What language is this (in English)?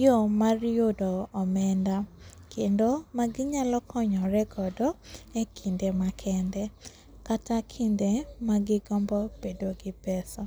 Luo (Kenya and Tanzania)